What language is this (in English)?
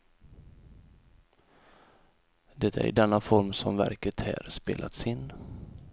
Swedish